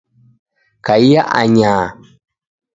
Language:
Taita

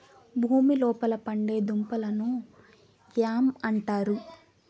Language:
Telugu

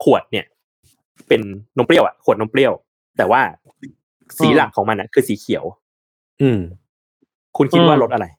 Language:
Thai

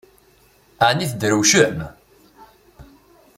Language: Kabyle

